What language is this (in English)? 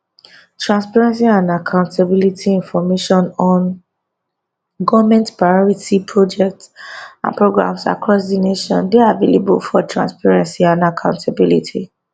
Nigerian Pidgin